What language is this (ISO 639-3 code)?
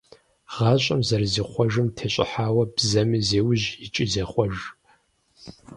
kbd